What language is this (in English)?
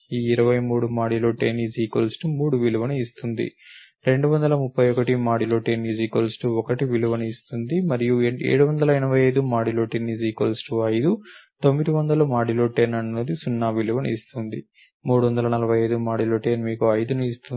Telugu